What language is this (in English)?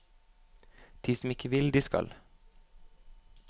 Norwegian